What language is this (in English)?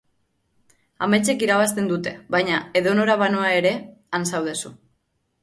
Basque